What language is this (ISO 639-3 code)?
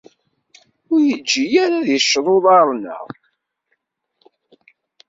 kab